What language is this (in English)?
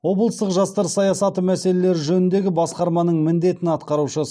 Kazakh